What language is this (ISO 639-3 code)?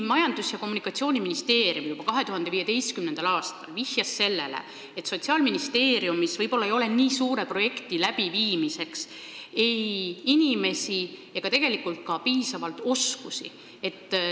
est